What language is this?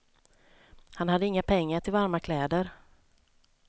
Swedish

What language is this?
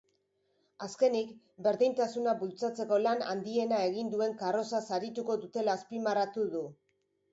Basque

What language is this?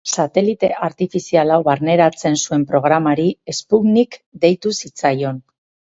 Basque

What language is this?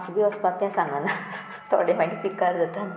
Konkani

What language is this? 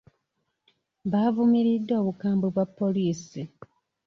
Ganda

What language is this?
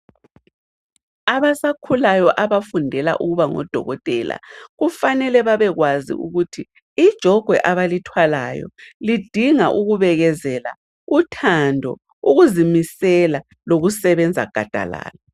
North Ndebele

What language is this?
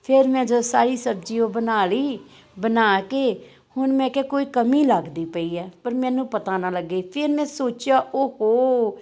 Punjabi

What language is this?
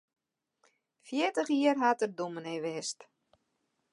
Western Frisian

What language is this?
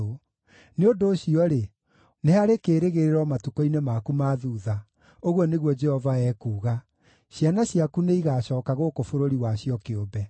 Kikuyu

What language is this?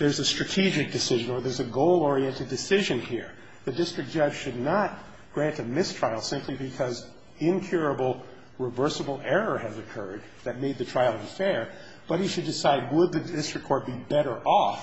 English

